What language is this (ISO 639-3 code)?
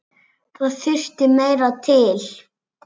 isl